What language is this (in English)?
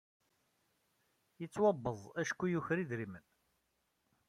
Kabyle